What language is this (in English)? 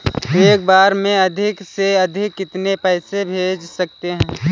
Hindi